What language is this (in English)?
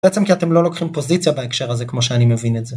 Hebrew